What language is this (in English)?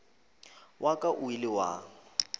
Northern Sotho